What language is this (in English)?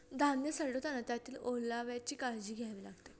Marathi